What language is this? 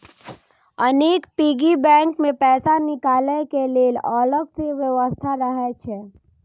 Maithili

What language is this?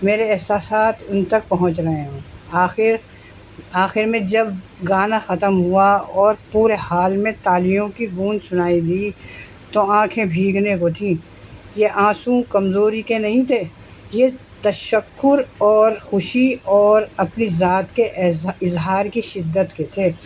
Urdu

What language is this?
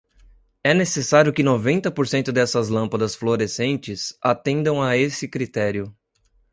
Portuguese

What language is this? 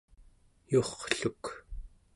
Central Yupik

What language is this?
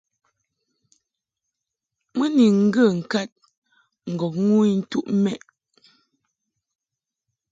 Mungaka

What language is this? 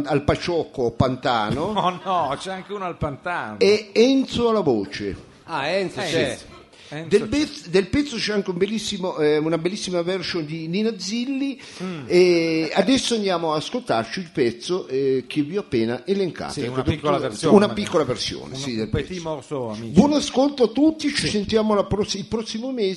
Italian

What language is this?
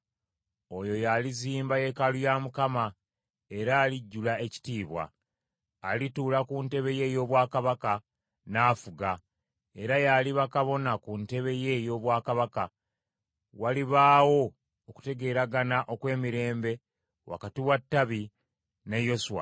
Ganda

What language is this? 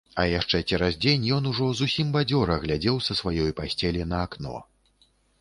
Belarusian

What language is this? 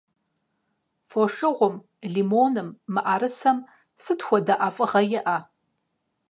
Kabardian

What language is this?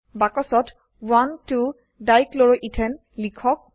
Assamese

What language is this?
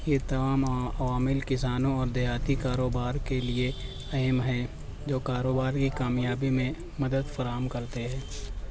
Urdu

